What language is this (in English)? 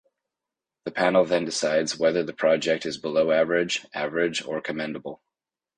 English